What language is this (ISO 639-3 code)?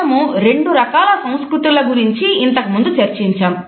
tel